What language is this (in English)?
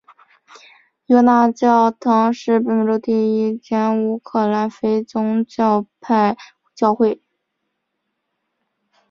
Chinese